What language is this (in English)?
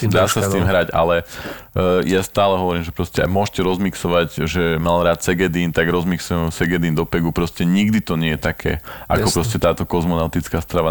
Slovak